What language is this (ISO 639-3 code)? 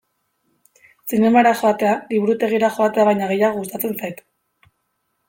eus